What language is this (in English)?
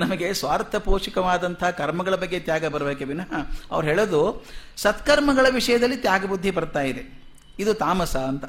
Kannada